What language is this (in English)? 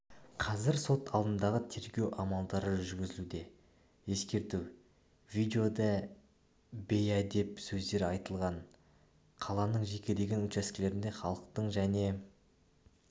Kazakh